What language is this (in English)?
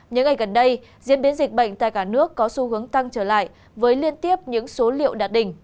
Vietnamese